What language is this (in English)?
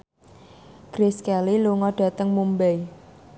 Javanese